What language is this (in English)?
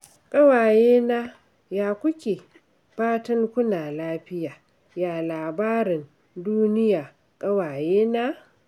Hausa